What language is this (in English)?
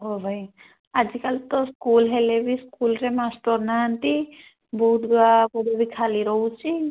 Odia